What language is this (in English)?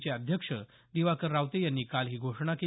Marathi